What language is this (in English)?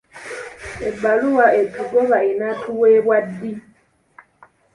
Ganda